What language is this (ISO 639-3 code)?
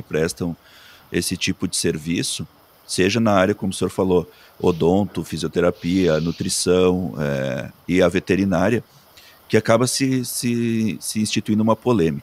por